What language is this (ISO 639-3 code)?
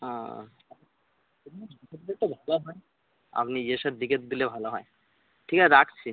ben